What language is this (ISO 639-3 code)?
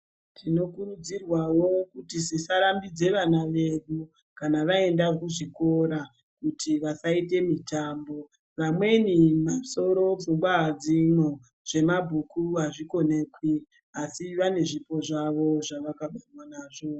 ndc